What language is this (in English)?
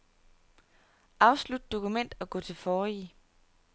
Danish